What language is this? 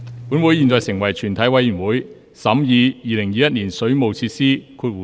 Cantonese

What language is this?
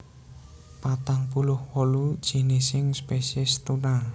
Javanese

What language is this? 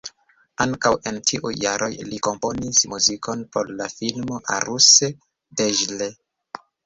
Esperanto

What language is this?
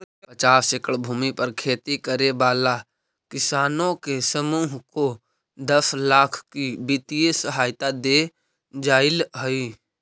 Magahi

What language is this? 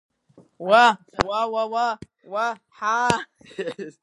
Abkhazian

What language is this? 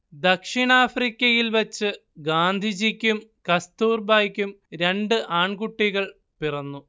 Malayalam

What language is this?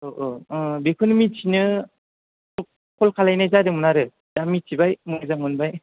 Bodo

